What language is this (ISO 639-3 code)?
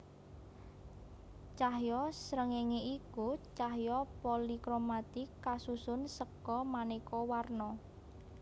jav